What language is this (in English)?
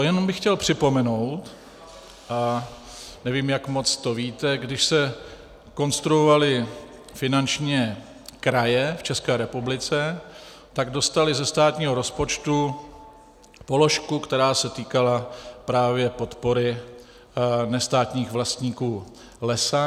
Czech